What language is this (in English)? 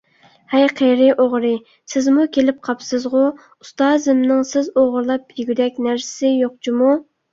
Uyghur